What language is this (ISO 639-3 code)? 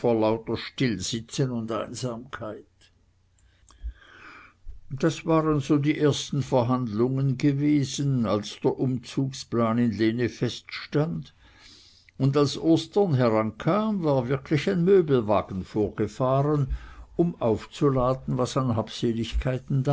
deu